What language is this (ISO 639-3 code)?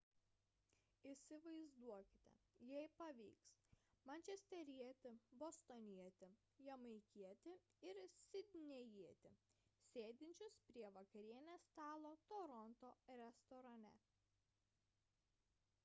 lit